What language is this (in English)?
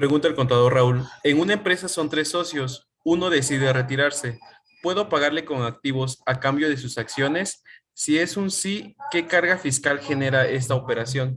Spanish